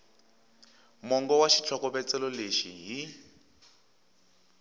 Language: Tsonga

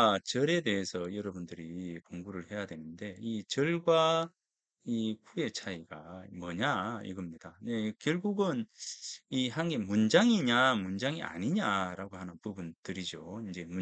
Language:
Korean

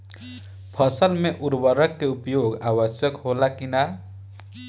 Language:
Bhojpuri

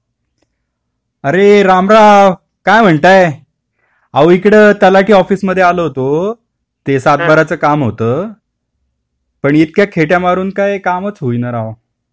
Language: Marathi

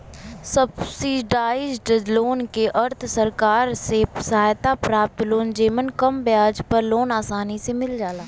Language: Bhojpuri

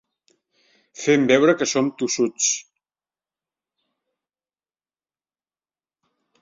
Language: Catalan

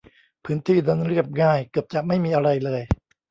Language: Thai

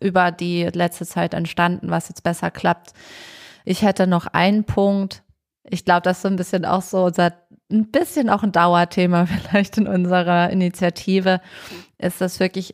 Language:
German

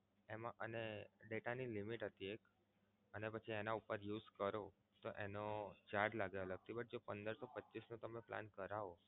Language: Gujarati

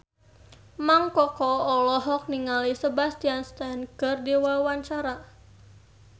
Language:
Sundanese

